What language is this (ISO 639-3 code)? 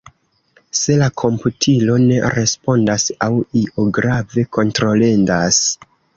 epo